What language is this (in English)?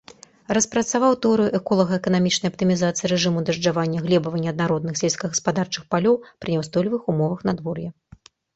Belarusian